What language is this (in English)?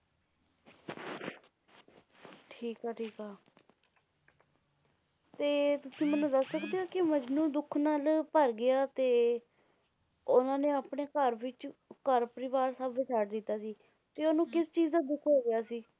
Punjabi